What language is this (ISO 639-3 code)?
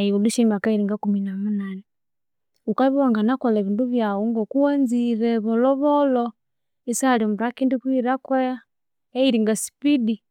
koo